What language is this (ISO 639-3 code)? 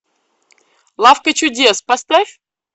rus